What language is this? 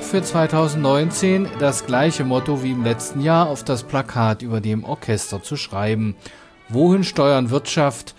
German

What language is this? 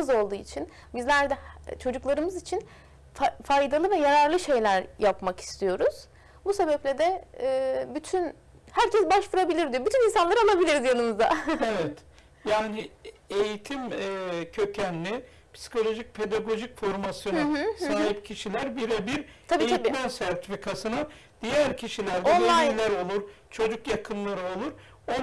Turkish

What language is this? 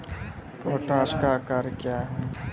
Maithili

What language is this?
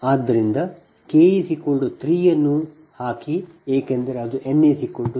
Kannada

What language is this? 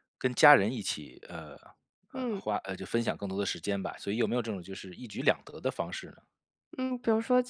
Chinese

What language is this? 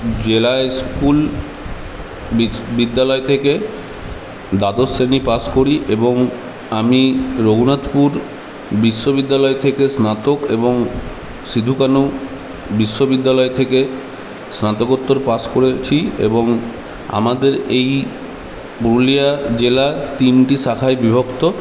Bangla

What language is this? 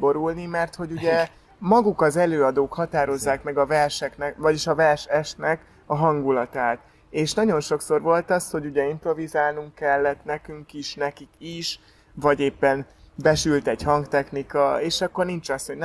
Hungarian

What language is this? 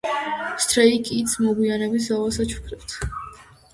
Georgian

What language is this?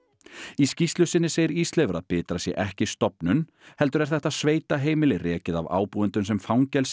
Icelandic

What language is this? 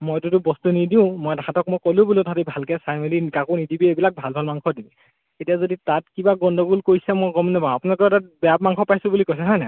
Assamese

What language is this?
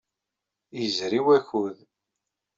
Kabyle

